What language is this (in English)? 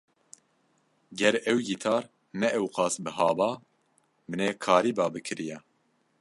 Kurdish